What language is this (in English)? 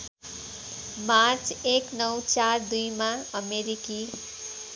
Nepali